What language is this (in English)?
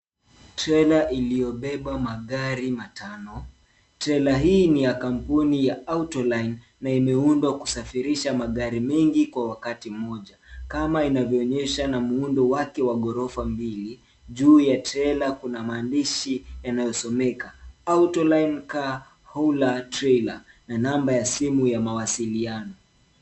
Swahili